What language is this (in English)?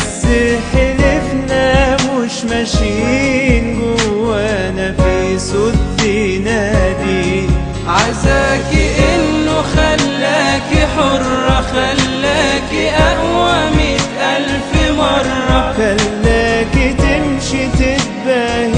Arabic